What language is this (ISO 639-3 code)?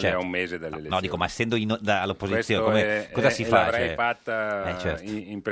ita